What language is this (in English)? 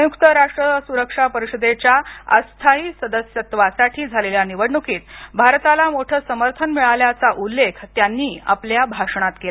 Marathi